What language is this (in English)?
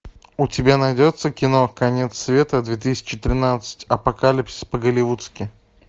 Russian